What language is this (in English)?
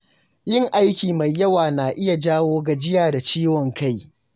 Hausa